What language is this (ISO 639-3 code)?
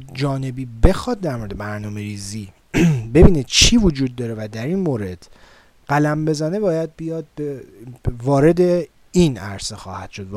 fas